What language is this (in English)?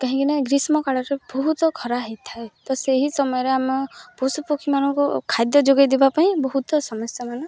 Odia